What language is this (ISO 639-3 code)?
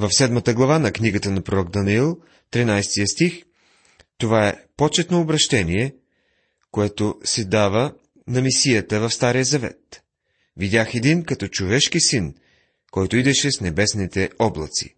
bul